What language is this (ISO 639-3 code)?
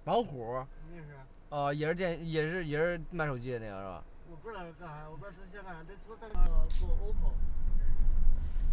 zho